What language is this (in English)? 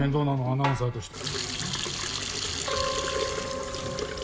Japanese